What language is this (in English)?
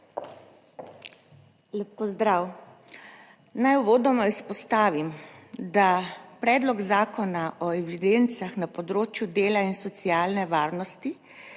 Slovenian